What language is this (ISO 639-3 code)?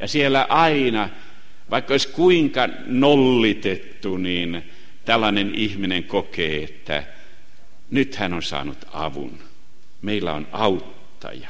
fin